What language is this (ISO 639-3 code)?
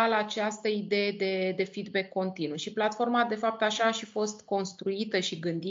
ron